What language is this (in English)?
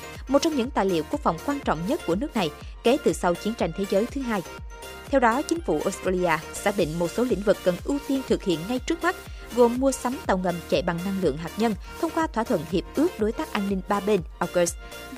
Vietnamese